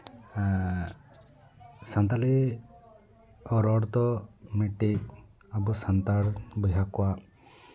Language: Santali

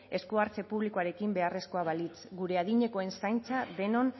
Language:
Basque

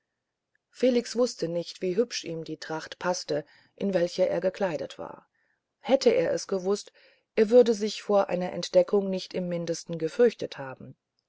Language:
German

